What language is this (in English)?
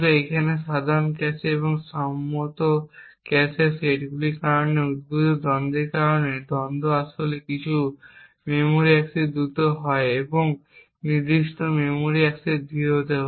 Bangla